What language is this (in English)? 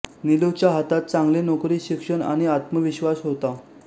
Marathi